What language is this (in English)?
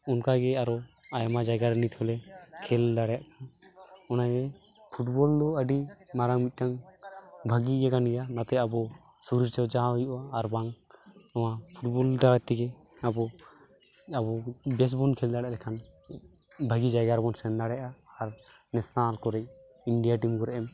Santali